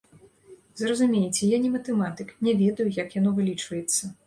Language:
Belarusian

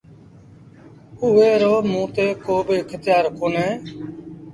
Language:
Sindhi Bhil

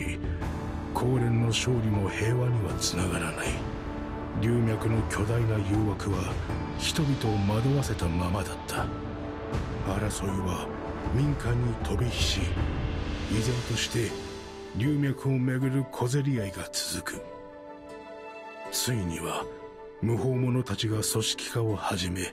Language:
Japanese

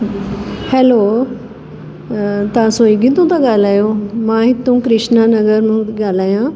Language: Sindhi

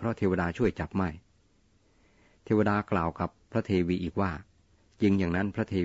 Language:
Thai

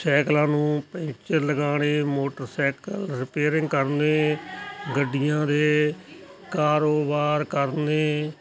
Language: Punjabi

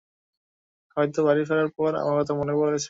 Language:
Bangla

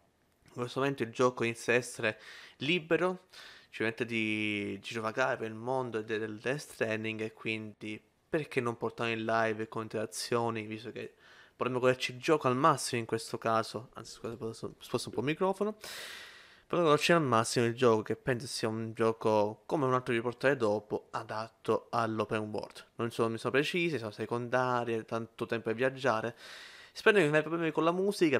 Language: Italian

